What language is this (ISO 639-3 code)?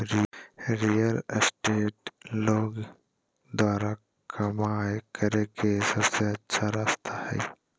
mag